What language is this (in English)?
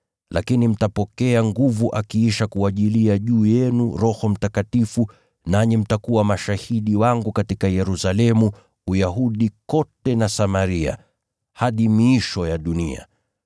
Swahili